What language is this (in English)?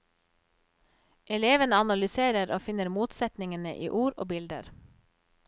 Norwegian